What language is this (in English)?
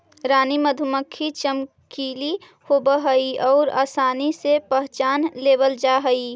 Magahi